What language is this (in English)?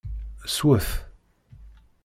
Kabyle